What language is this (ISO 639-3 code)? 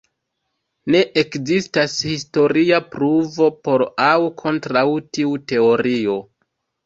epo